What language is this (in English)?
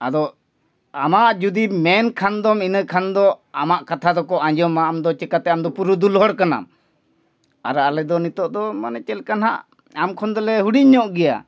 Santali